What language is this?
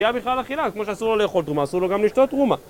Hebrew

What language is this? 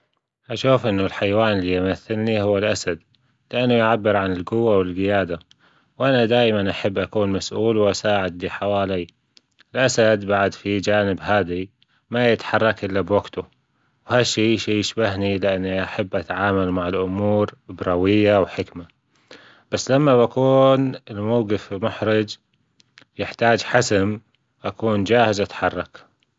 Gulf Arabic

